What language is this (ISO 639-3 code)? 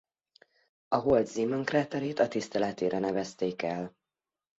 hun